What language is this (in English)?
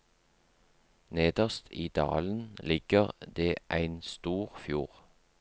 Norwegian